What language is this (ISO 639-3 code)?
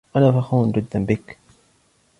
ara